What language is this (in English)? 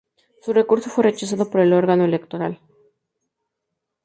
Spanish